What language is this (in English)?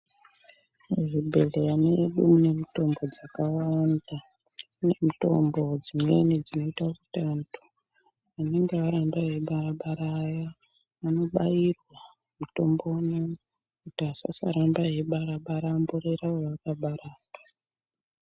Ndau